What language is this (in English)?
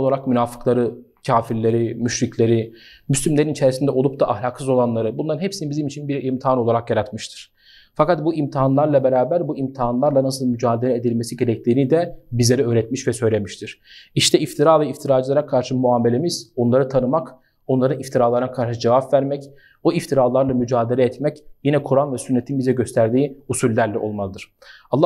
Turkish